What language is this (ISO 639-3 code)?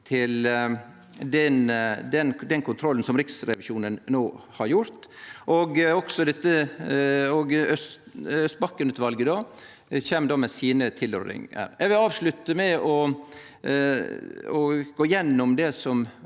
nor